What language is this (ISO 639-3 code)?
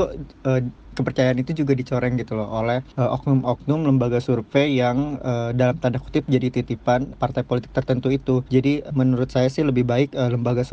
ind